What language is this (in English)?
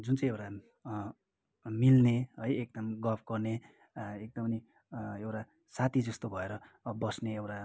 Nepali